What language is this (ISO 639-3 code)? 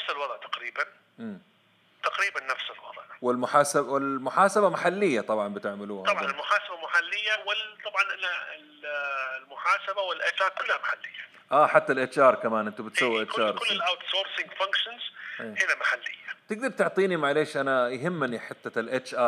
ara